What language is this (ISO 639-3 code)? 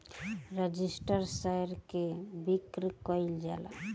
bho